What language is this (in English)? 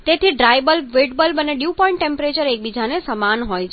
Gujarati